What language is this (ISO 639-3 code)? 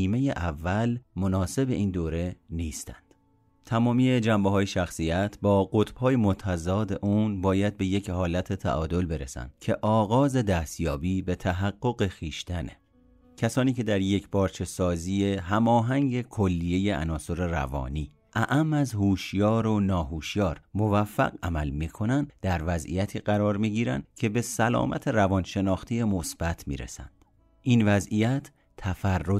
fas